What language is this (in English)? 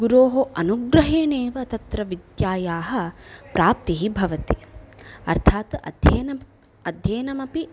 Sanskrit